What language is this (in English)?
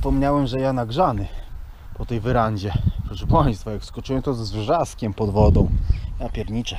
Polish